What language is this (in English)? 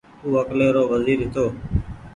Goaria